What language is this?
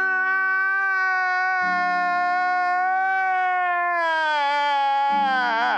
English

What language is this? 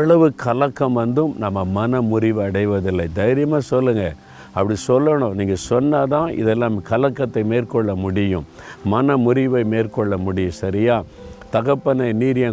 Tamil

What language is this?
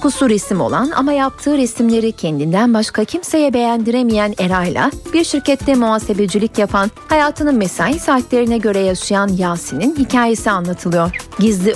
Turkish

